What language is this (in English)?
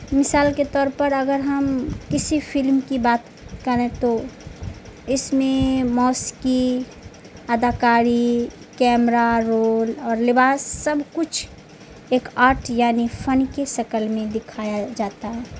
Urdu